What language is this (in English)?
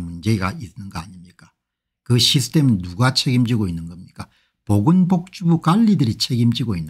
Korean